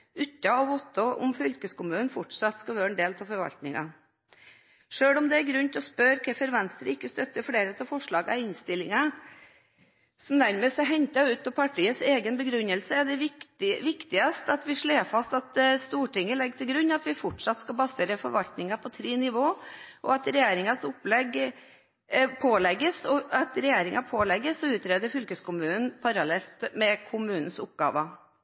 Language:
Norwegian Bokmål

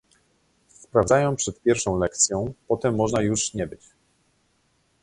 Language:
Polish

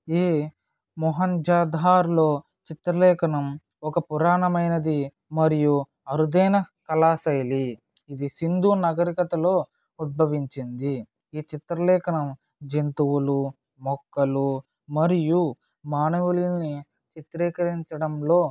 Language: Telugu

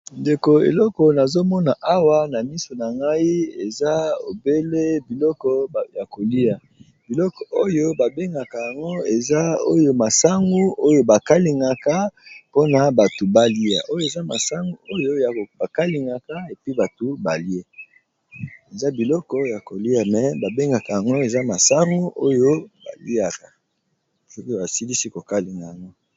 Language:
Lingala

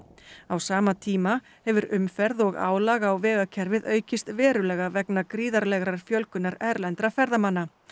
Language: Icelandic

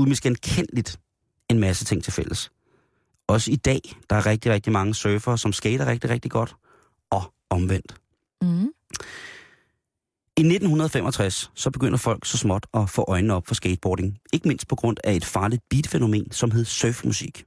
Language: Danish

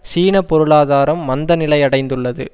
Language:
Tamil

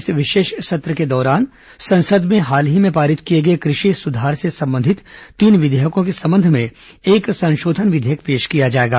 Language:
Hindi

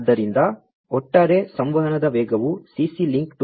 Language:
Kannada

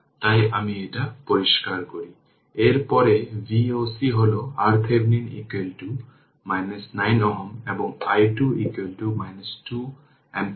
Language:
Bangla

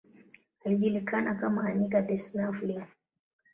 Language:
Swahili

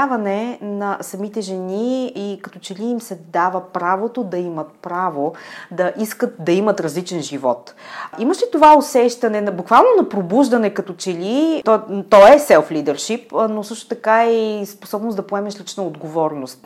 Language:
Bulgarian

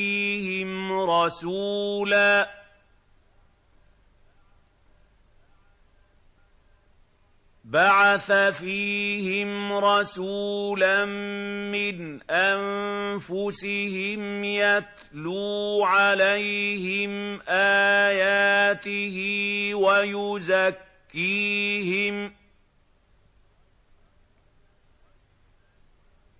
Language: Arabic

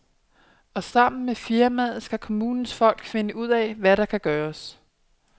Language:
Danish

